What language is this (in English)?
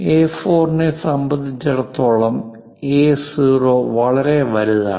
Malayalam